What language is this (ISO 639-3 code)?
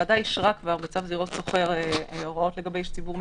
heb